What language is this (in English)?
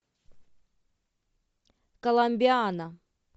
Russian